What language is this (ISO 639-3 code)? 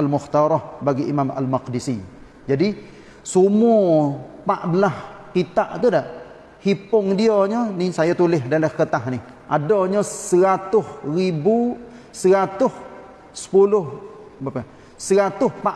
msa